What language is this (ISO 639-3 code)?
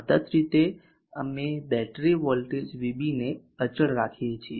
guj